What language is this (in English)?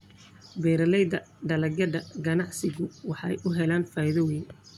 Somali